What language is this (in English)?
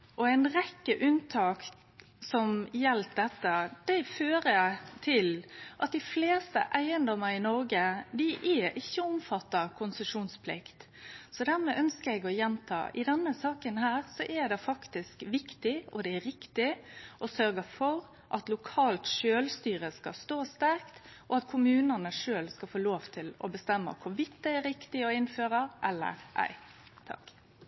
Norwegian Nynorsk